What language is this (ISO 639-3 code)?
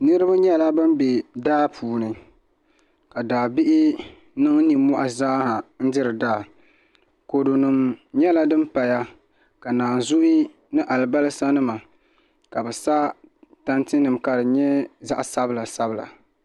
dag